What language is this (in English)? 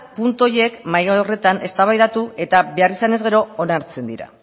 Basque